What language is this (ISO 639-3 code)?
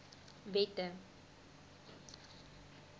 afr